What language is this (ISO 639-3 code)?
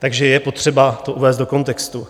ces